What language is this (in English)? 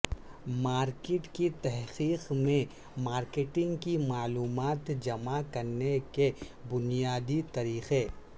Urdu